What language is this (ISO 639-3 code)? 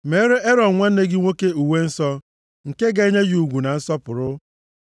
ibo